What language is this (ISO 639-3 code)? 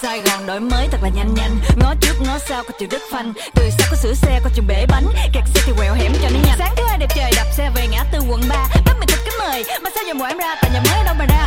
vie